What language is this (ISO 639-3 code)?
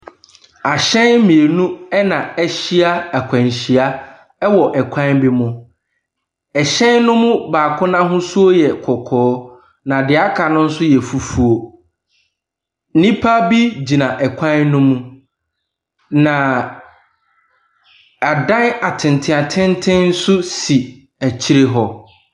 aka